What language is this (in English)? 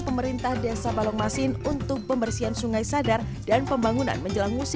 Indonesian